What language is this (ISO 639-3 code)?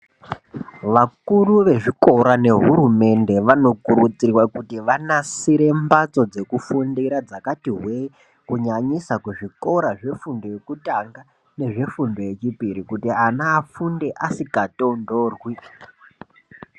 ndc